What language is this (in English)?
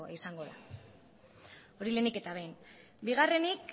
Basque